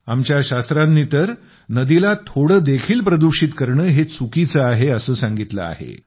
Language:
Marathi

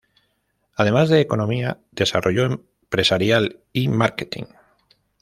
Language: Spanish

